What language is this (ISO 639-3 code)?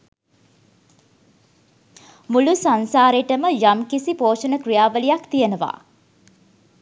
sin